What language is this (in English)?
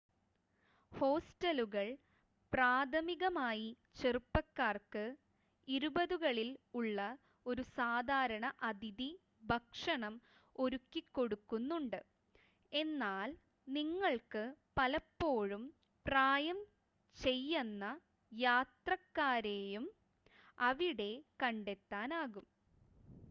Malayalam